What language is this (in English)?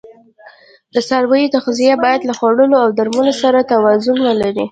Pashto